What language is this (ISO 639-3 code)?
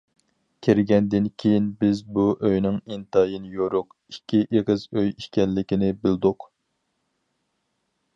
uig